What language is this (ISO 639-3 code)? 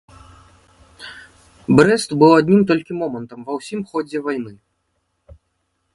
bel